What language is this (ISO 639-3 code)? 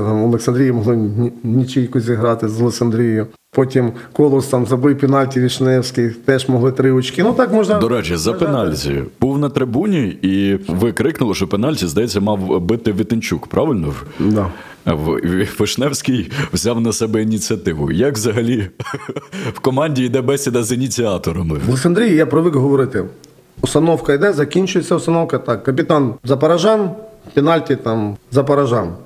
ukr